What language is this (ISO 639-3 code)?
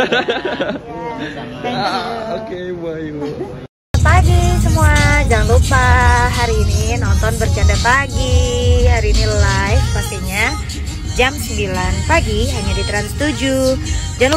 ind